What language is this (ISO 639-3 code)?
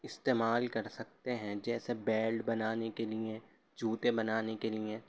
urd